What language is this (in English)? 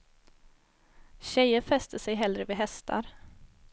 Swedish